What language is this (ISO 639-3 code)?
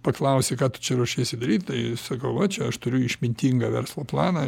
lit